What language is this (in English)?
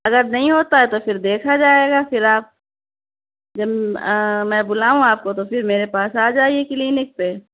Urdu